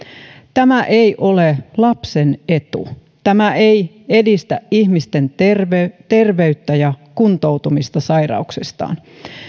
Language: Finnish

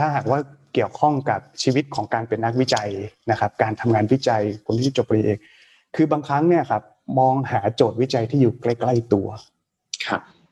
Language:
Thai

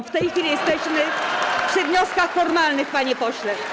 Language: Polish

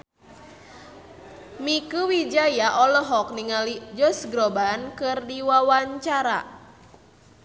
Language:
Sundanese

